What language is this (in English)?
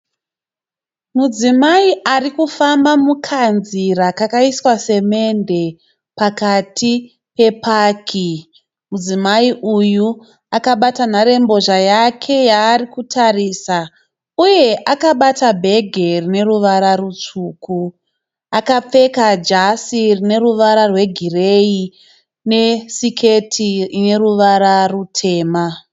Shona